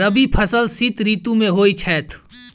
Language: Maithili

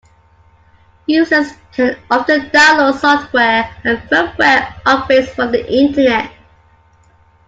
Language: English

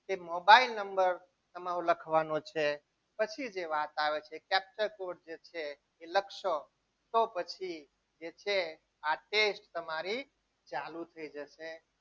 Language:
Gujarati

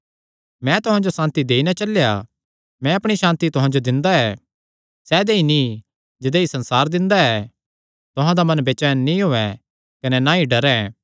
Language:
Kangri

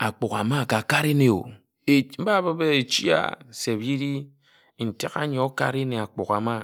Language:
Ejagham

